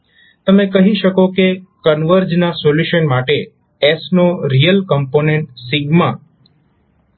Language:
Gujarati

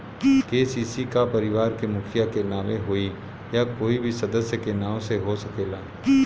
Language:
Bhojpuri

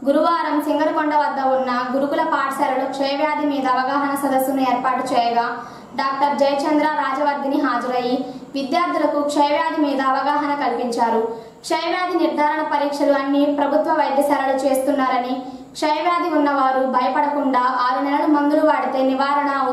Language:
Indonesian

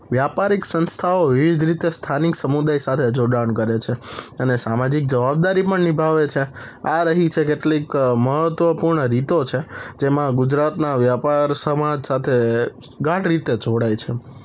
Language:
Gujarati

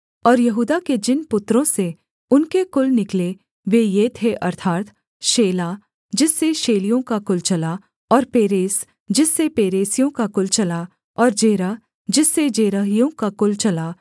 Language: Hindi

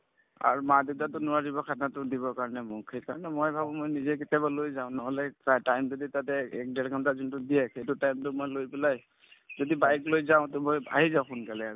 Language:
Assamese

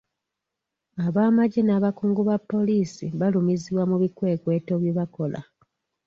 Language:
Ganda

